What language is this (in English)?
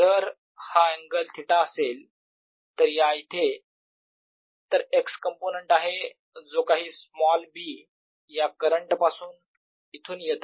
Marathi